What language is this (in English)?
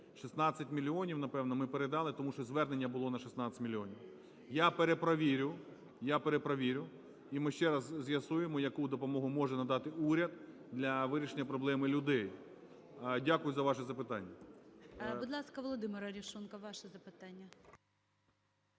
Ukrainian